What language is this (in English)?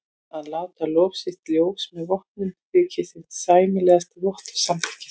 Icelandic